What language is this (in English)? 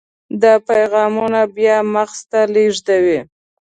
Pashto